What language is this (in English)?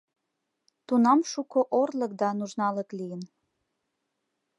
Mari